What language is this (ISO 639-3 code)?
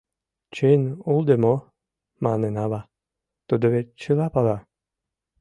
chm